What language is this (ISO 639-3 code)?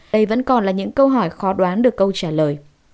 vie